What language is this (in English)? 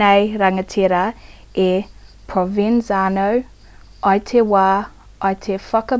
Māori